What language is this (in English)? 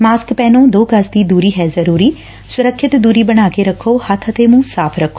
Punjabi